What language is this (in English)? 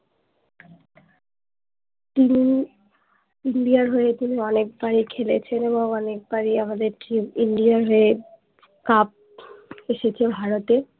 Bangla